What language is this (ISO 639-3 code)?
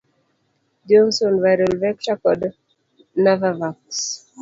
luo